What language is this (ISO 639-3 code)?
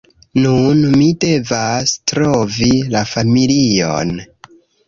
epo